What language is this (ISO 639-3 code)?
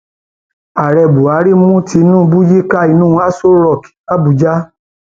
yor